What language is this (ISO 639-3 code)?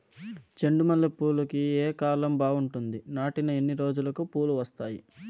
tel